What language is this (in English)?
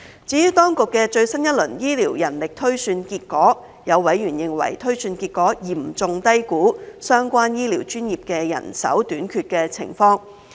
Cantonese